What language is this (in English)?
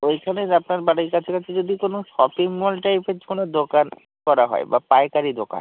Bangla